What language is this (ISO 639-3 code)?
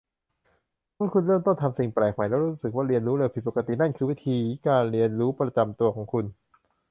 tha